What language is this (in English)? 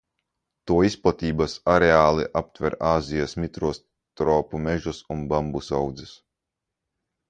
Latvian